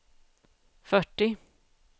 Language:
Swedish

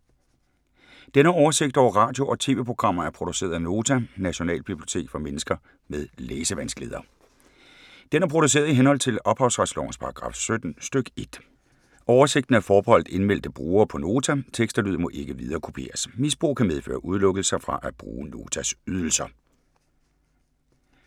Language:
Danish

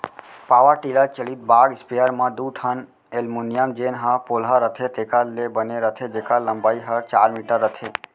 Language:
Chhattisgarhi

